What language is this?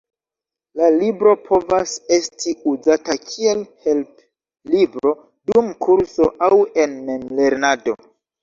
Esperanto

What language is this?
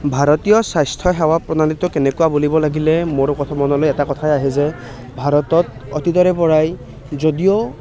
Assamese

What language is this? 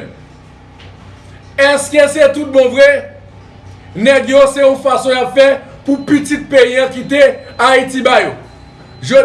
French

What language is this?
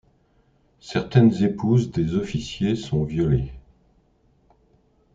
French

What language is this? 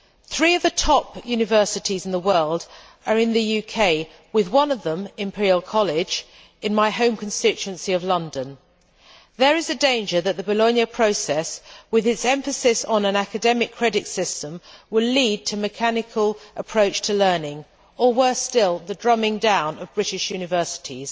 English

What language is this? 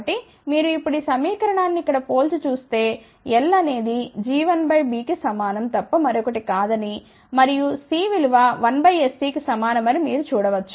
Telugu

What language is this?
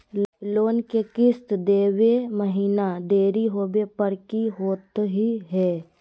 Magahi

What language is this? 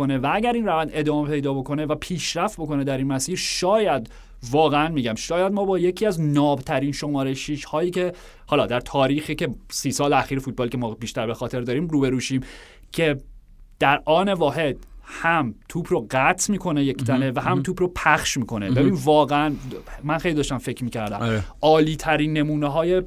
Persian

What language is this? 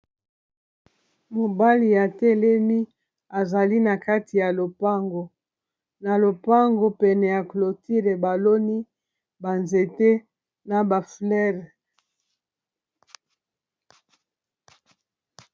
Lingala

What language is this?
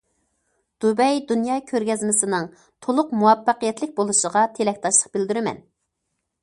Uyghur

